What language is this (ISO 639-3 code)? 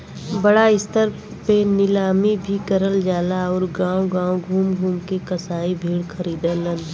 bho